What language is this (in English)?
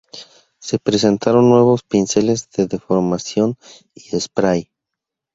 Spanish